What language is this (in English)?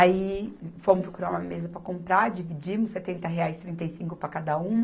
Portuguese